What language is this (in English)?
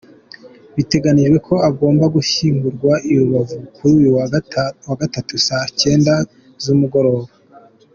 Kinyarwanda